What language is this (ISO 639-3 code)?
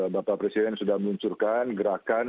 ind